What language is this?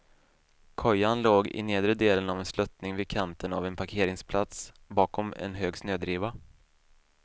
Swedish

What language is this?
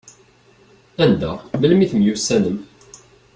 Kabyle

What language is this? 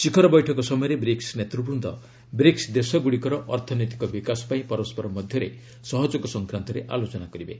Odia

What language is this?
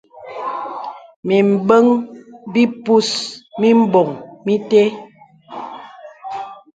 Bebele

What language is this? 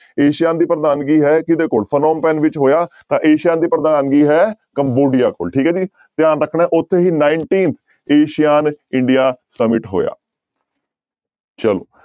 Punjabi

